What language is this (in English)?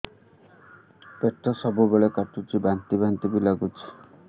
Odia